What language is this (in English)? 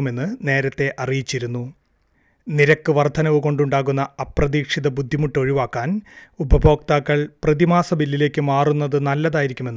Malayalam